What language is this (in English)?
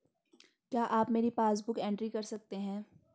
Hindi